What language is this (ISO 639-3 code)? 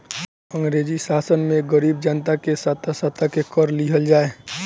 bho